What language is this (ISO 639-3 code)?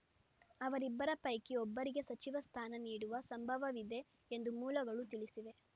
kan